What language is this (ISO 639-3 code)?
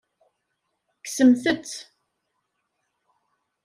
kab